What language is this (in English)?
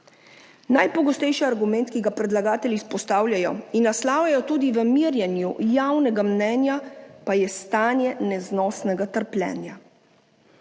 Slovenian